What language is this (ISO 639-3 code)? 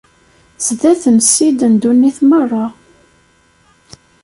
kab